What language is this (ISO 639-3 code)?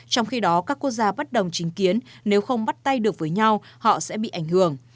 vie